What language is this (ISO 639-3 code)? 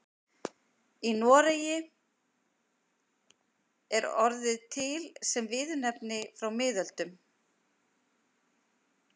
isl